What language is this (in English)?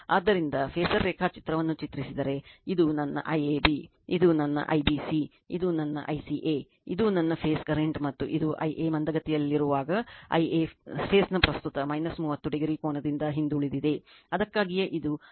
Kannada